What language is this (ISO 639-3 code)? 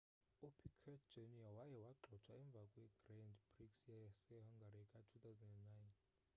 xho